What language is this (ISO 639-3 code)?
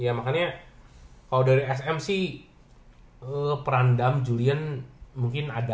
ind